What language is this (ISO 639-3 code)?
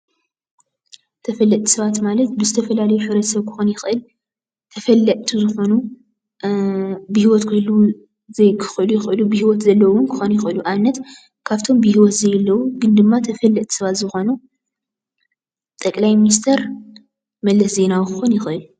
tir